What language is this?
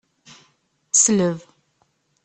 Kabyle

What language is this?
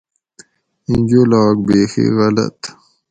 Gawri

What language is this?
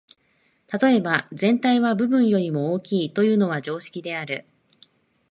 Japanese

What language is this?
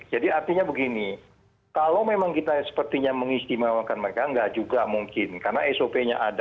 Indonesian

